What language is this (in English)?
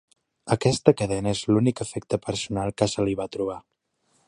Catalan